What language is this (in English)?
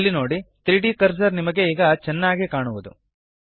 Kannada